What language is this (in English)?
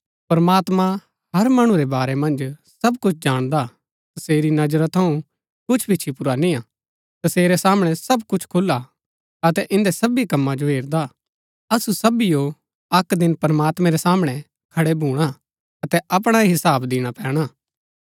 Gaddi